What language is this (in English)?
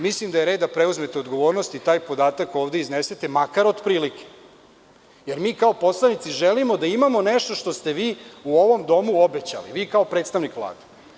Serbian